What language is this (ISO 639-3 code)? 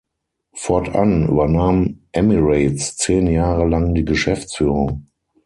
deu